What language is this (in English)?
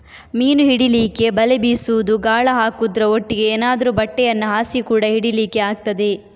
Kannada